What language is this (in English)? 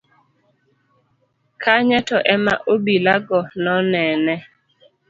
Luo (Kenya and Tanzania)